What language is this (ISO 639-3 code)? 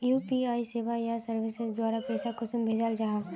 mag